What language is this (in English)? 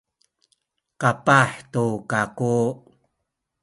Sakizaya